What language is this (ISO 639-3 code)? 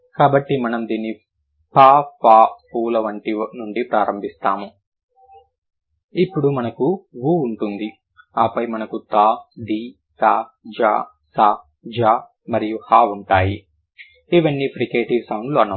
tel